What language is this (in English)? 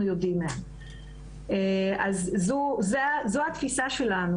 Hebrew